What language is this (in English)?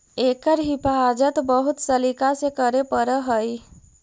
Magahi